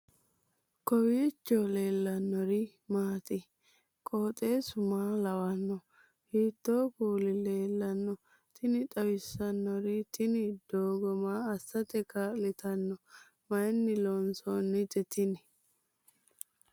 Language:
Sidamo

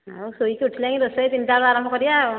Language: Odia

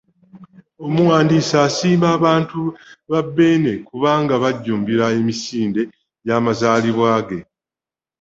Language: Ganda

